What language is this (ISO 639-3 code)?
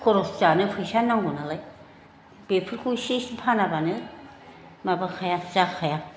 brx